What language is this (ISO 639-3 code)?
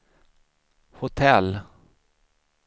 swe